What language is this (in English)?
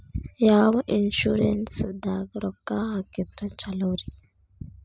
Kannada